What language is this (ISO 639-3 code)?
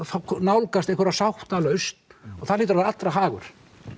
isl